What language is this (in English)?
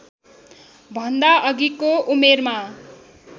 Nepali